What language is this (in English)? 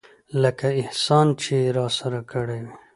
Pashto